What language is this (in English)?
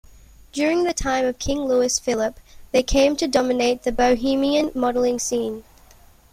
English